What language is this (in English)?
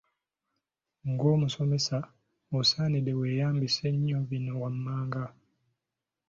Ganda